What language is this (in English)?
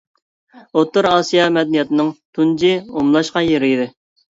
Uyghur